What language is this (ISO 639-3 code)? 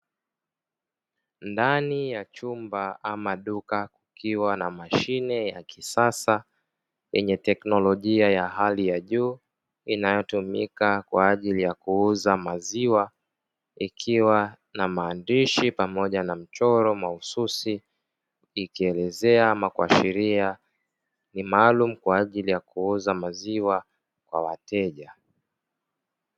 swa